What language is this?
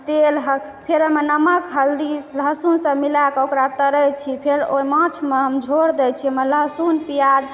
Maithili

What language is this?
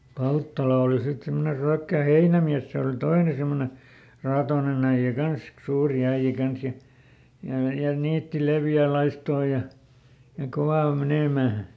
Finnish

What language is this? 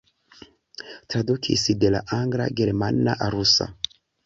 Esperanto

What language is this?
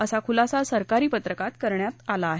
Marathi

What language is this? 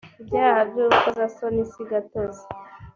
Kinyarwanda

